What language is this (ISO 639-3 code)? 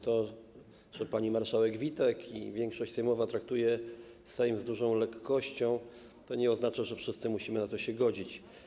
pol